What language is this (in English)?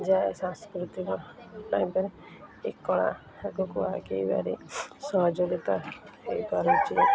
Odia